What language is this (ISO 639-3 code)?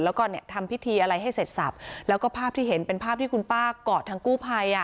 tha